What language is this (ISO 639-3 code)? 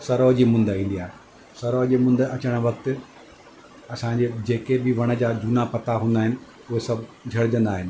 snd